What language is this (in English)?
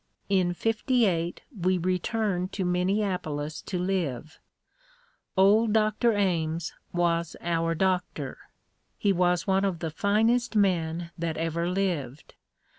English